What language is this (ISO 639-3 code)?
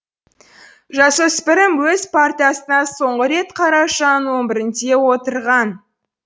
kaz